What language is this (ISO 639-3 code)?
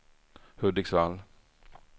swe